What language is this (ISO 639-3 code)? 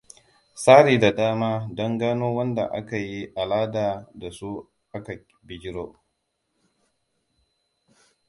hau